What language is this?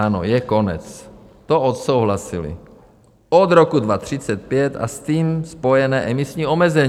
Czech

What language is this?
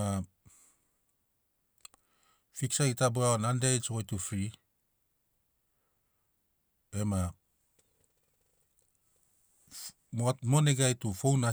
Sinaugoro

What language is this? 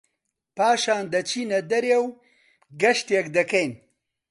Central Kurdish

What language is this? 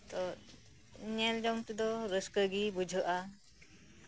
Santali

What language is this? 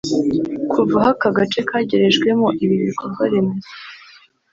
Kinyarwanda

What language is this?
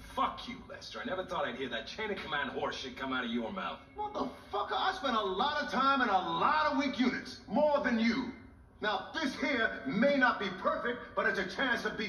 English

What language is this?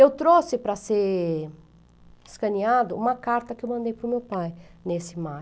Portuguese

